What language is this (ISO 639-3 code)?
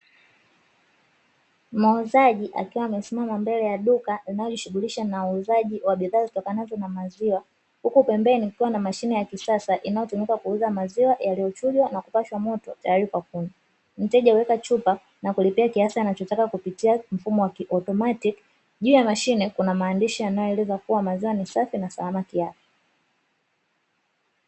swa